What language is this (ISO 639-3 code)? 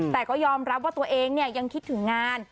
tha